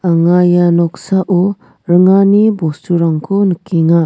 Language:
Garo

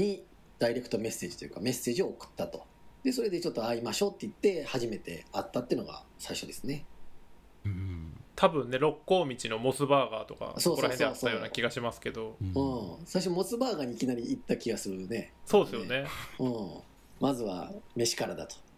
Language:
Japanese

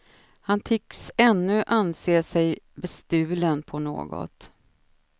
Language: Swedish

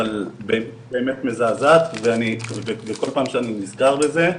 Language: Hebrew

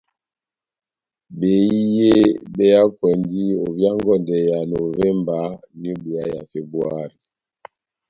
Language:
Batanga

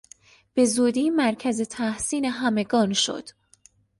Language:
Persian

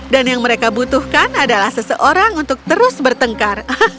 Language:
Indonesian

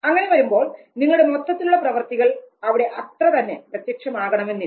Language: Malayalam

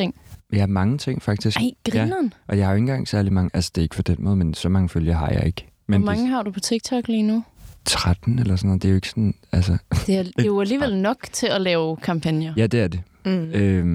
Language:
Danish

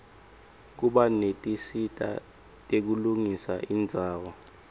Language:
Swati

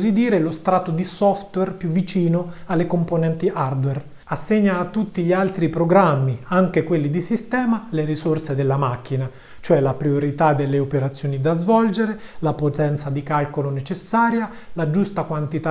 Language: Italian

